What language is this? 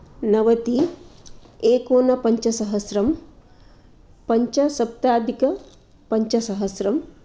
Sanskrit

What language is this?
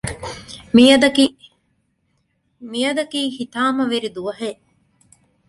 Divehi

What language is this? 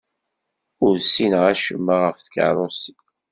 Kabyle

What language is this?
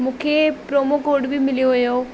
Sindhi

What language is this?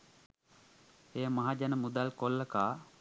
Sinhala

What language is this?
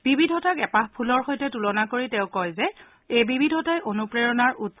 Assamese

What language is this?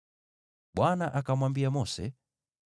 Swahili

